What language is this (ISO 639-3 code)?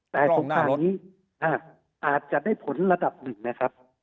tha